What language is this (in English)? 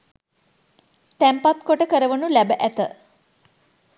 Sinhala